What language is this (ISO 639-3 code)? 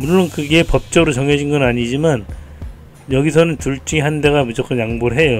kor